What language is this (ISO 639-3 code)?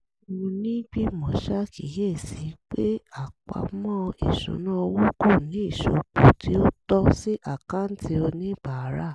yor